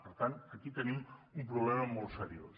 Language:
Catalan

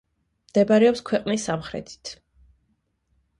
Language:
Georgian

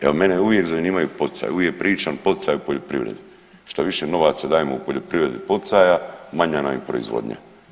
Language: Croatian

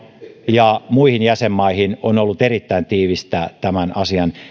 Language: Finnish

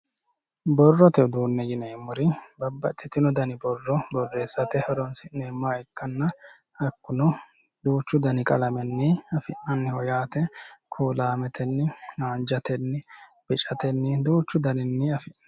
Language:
Sidamo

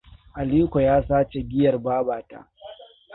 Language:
Hausa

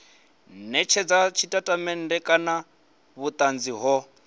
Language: Venda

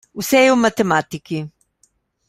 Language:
Slovenian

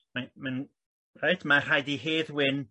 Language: Welsh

